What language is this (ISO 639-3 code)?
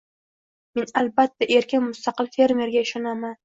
uzb